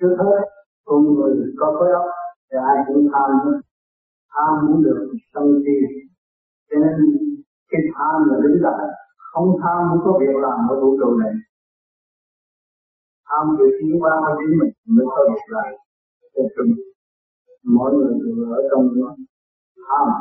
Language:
Vietnamese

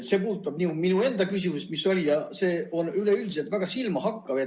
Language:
Estonian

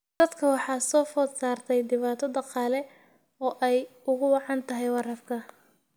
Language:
Somali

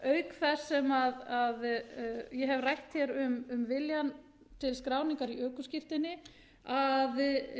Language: Icelandic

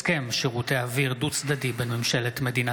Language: Hebrew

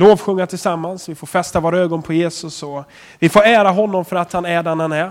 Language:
Swedish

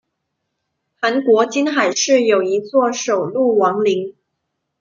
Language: Chinese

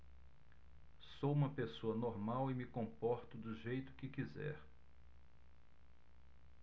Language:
Portuguese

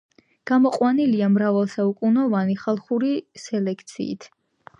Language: Georgian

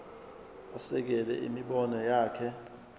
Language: Zulu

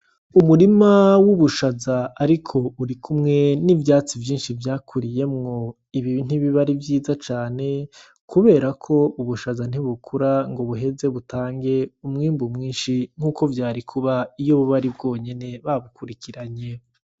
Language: Rundi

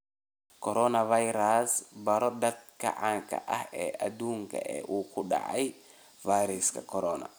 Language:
Somali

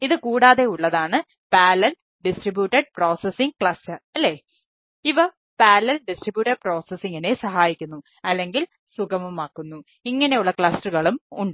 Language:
Malayalam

